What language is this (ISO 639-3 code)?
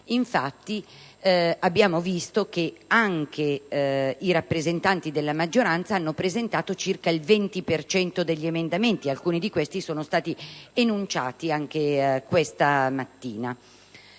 ita